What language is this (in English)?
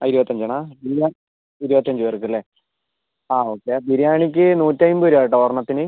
Malayalam